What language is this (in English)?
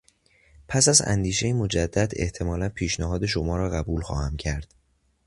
Persian